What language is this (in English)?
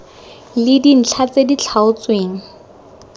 Tswana